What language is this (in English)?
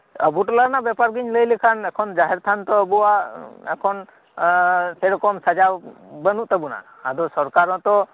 Santali